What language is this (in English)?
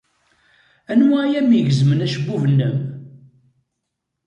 Kabyle